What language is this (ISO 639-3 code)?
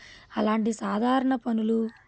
tel